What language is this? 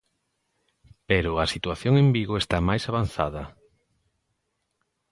Galician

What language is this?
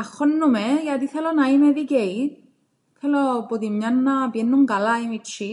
Greek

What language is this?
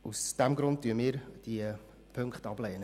Swiss German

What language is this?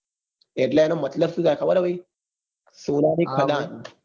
Gujarati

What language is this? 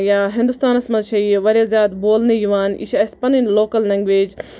Kashmiri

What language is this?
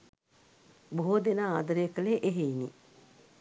Sinhala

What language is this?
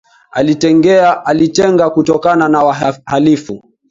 Swahili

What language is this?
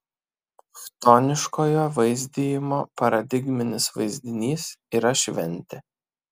Lithuanian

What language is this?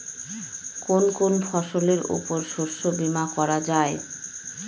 Bangla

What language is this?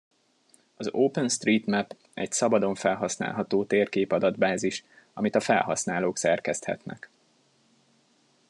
Hungarian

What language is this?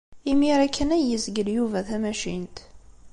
Kabyle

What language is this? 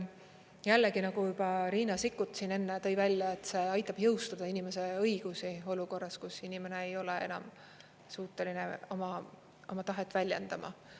Estonian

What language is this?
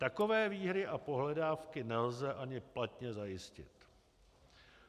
Czech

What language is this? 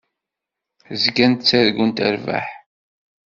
Kabyle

